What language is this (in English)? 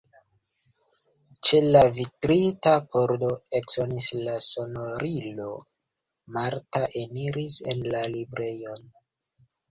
Esperanto